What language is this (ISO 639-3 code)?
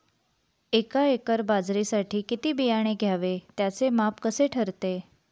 mar